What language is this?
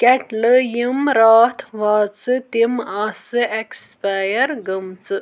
Kashmiri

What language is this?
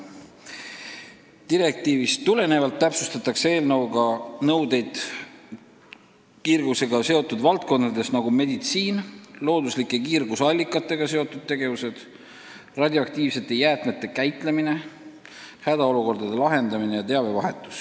Estonian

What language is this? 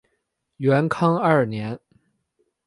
Chinese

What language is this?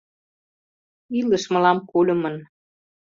Mari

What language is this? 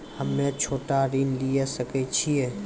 Maithili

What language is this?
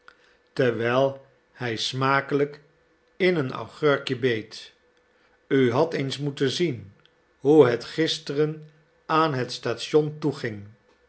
Dutch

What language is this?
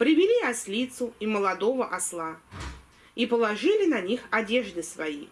Russian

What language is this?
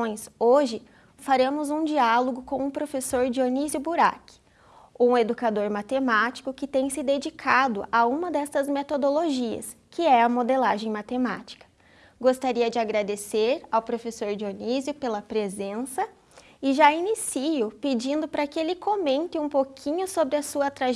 Portuguese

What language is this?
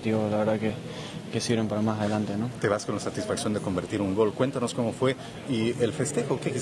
Spanish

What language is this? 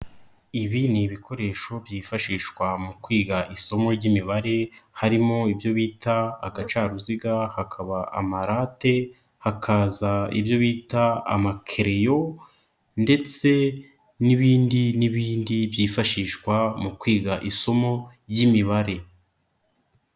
Kinyarwanda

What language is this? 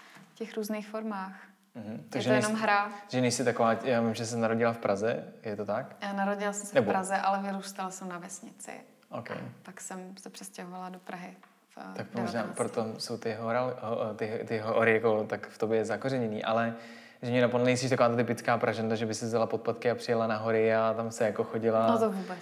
Czech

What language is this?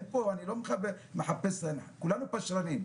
Hebrew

